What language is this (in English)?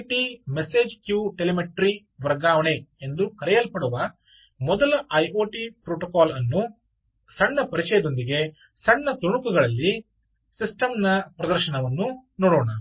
Kannada